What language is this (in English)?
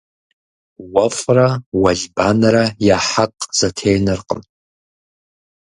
Kabardian